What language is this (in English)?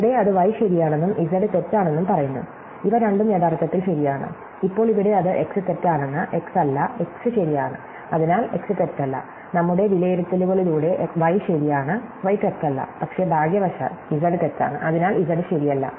Malayalam